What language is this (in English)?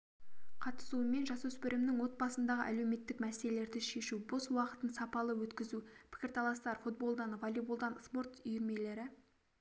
Kazakh